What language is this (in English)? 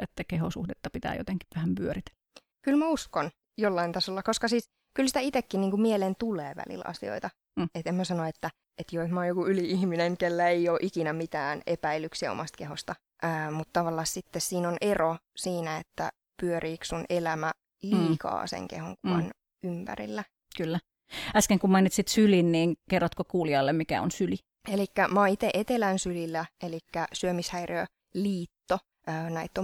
Finnish